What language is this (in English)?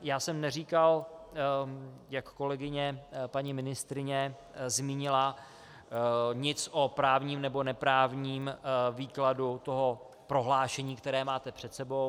Czech